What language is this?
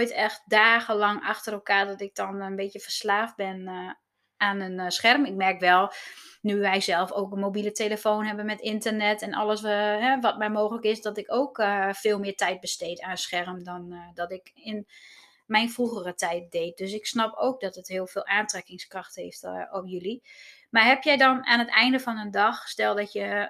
Dutch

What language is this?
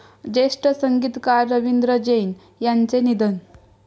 Marathi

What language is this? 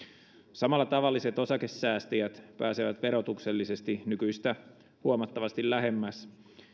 Finnish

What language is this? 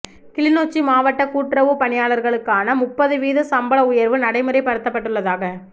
Tamil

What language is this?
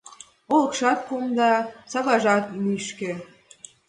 Mari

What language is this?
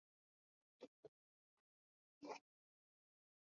Swahili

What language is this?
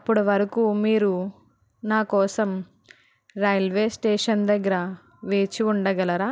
Telugu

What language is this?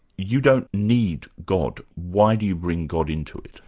English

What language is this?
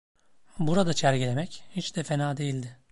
Turkish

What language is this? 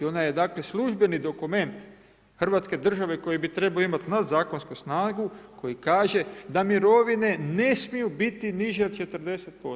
Croatian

